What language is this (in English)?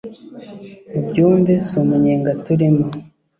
Kinyarwanda